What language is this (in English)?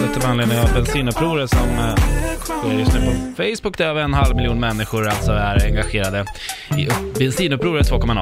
Swedish